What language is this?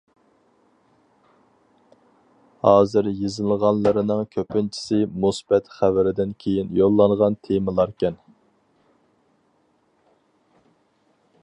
Uyghur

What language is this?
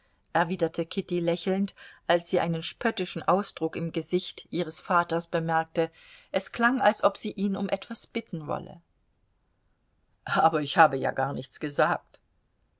German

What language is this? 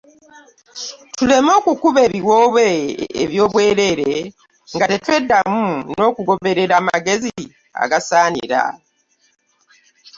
Ganda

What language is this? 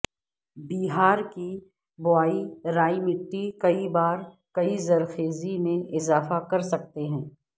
Urdu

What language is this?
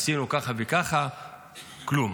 Hebrew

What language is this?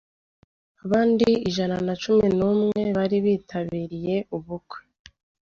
Kinyarwanda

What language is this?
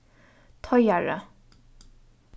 Faroese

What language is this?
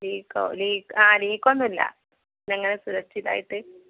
Malayalam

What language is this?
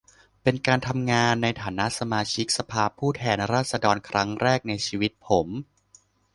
Thai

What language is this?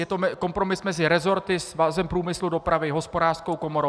Czech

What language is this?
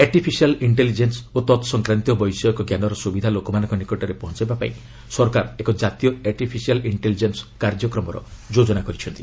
Odia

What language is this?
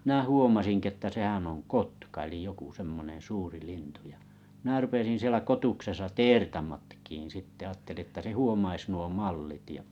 Finnish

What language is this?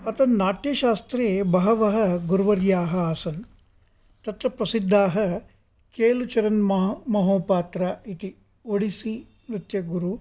Sanskrit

